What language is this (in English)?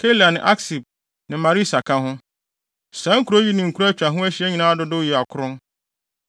Akan